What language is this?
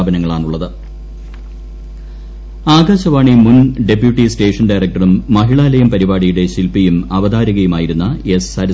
Malayalam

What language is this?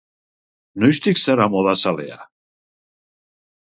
Basque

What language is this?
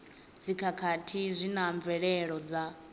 Venda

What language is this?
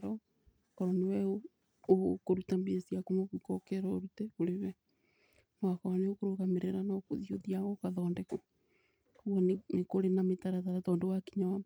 Kikuyu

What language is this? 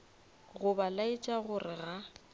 Northern Sotho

